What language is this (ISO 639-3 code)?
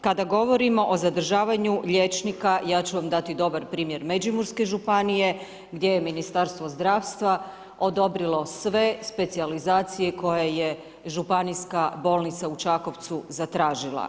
hrv